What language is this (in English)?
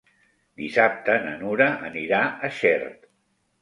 Catalan